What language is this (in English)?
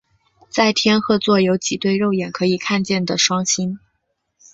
Chinese